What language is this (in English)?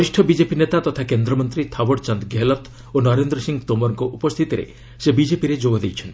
Odia